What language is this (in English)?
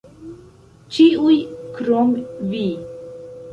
Esperanto